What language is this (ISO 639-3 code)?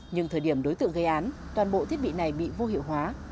vie